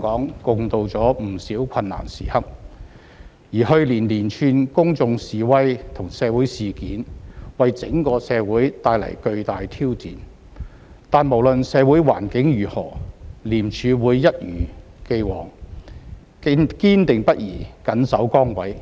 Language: Cantonese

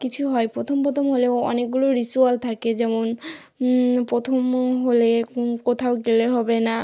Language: Bangla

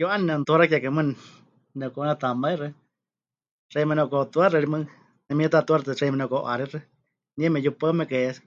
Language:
Huichol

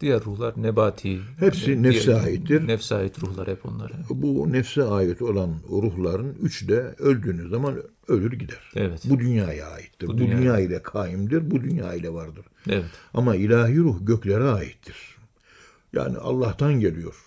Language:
Turkish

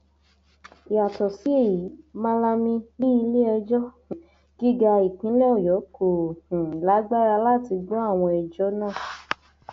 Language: Yoruba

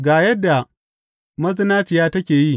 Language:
Hausa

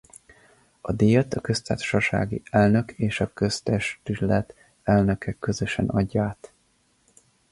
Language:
Hungarian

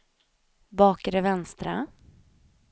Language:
Swedish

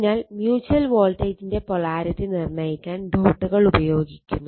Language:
Malayalam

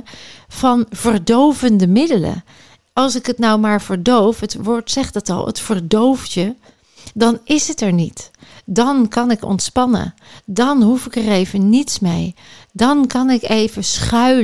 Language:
Dutch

